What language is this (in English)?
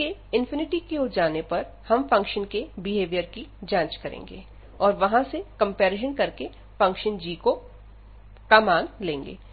Hindi